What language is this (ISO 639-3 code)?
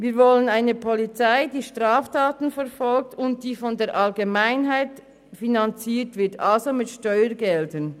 gsw